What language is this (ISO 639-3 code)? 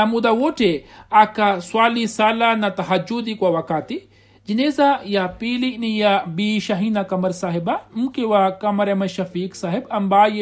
swa